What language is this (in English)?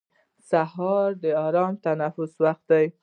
Pashto